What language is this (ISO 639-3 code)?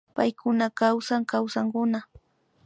qvi